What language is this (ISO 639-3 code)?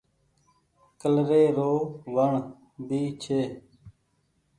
gig